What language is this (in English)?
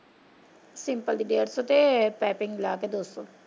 Punjabi